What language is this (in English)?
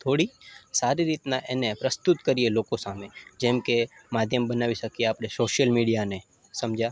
Gujarati